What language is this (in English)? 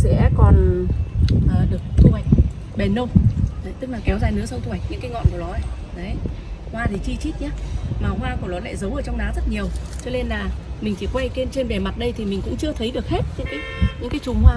Vietnamese